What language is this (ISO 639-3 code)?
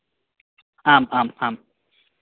san